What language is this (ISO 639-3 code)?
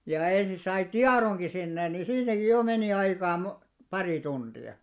fin